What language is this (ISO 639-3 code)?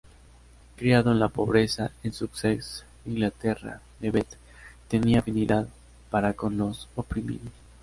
spa